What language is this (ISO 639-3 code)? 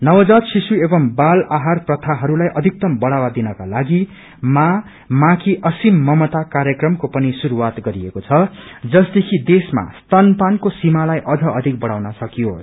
nep